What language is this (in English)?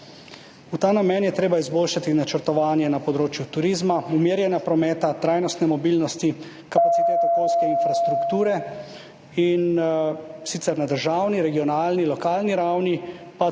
Slovenian